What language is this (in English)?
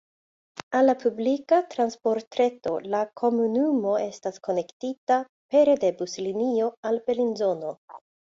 Esperanto